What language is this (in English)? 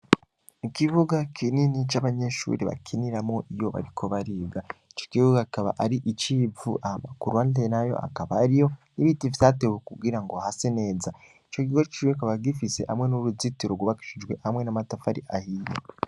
Rundi